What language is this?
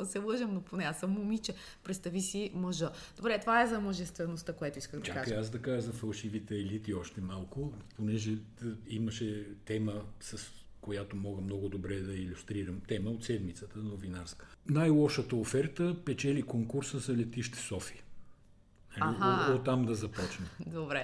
Bulgarian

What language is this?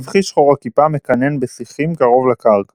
Hebrew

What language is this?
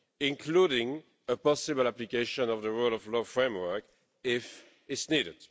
English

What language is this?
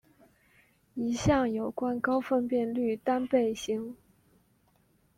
Chinese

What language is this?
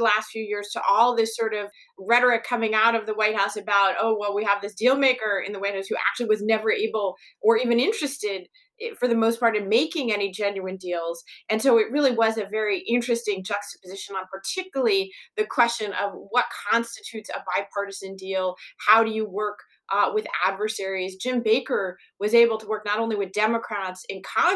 English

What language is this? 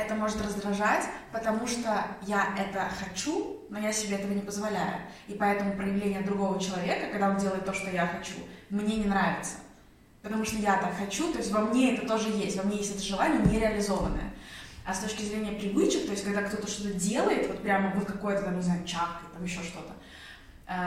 Russian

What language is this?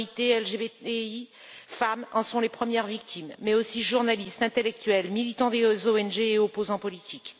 French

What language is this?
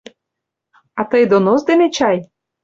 Mari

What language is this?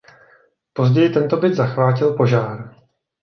Czech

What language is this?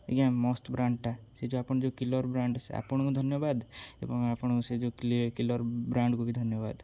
Odia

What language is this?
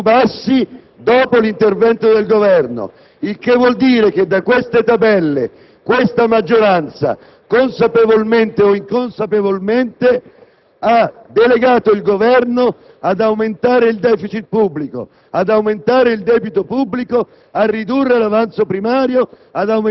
Italian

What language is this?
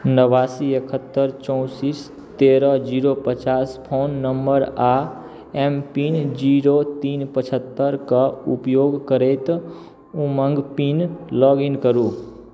Maithili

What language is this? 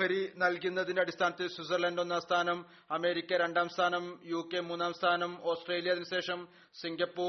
Malayalam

